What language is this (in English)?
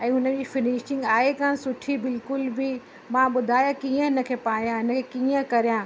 Sindhi